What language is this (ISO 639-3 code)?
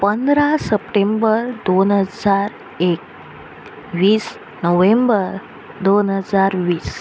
kok